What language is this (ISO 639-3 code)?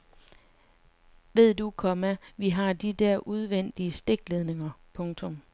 dan